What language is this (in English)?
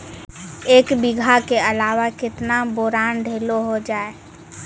Maithili